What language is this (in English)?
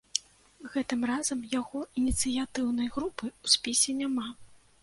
Belarusian